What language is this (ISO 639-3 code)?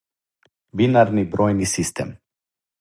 srp